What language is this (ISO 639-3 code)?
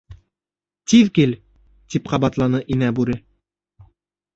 bak